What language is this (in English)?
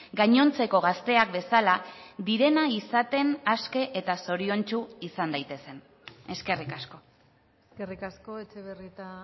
Basque